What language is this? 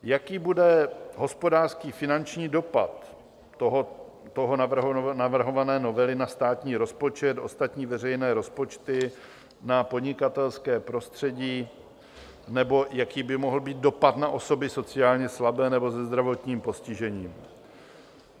Czech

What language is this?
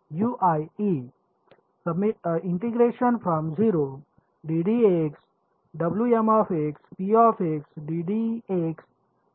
Marathi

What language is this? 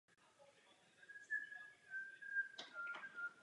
Czech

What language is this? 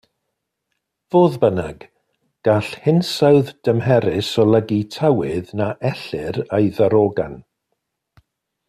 Welsh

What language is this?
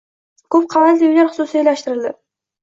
Uzbek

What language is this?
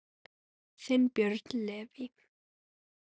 Icelandic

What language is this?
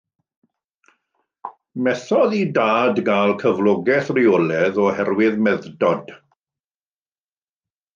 Welsh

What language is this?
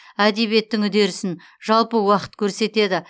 Kazakh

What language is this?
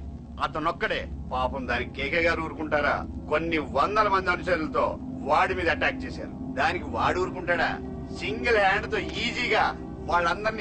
Telugu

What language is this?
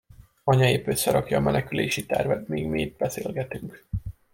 Hungarian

